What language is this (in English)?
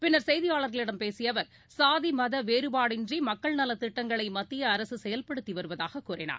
Tamil